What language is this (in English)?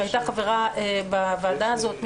Hebrew